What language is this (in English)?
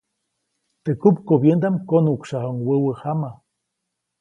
Copainalá Zoque